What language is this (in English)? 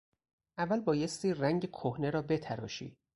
Persian